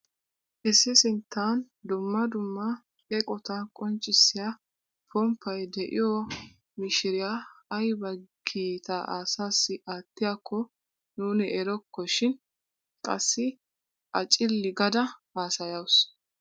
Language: Wolaytta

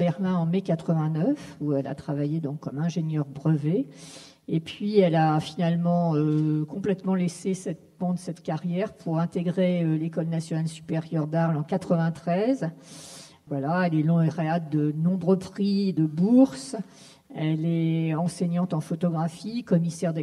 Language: French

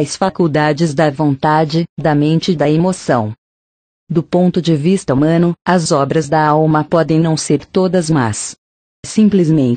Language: Portuguese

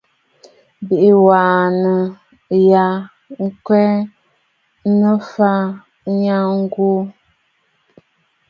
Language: Bafut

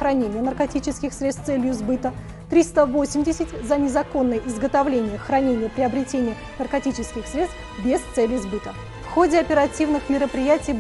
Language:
Russian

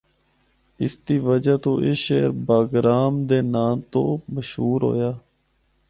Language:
Northern Hindko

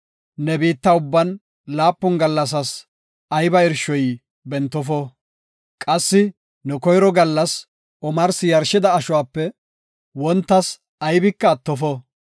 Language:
Gofa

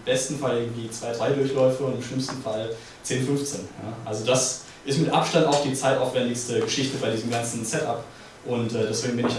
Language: German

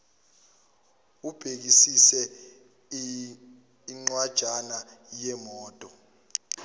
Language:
Zulu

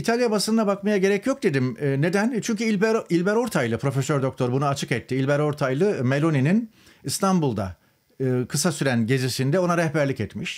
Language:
Turkish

